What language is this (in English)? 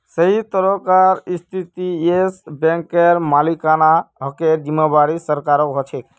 Magahi